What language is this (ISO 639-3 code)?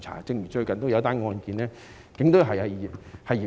yue